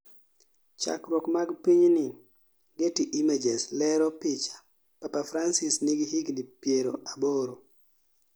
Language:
Luo (Kenya and Tanzania)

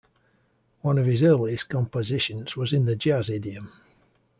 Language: English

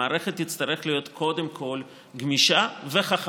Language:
Hebrew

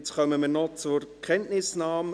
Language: Swiss German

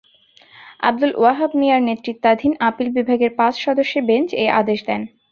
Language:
Bangla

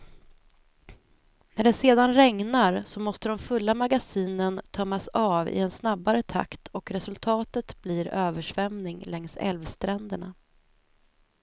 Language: Swedish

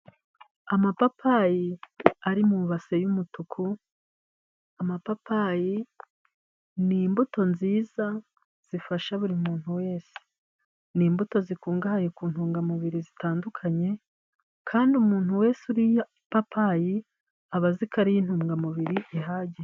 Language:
Kinyarwanda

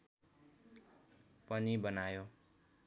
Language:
Nepali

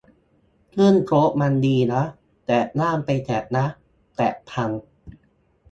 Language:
Thai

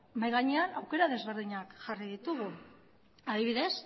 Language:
Basque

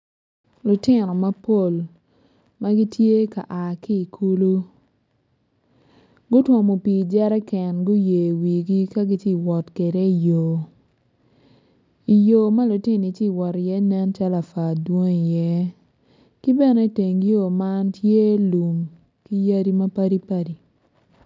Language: Acoli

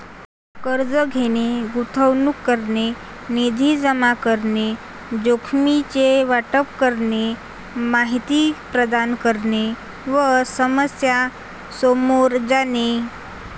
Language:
Marathi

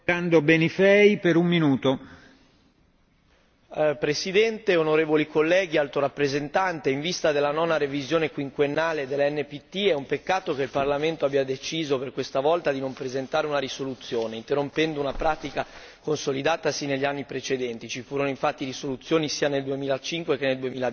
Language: Italian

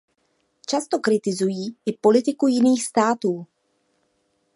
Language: Czech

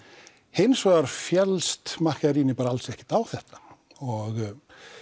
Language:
Icelandic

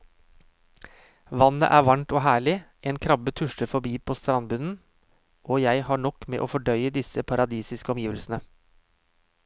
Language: Norwegian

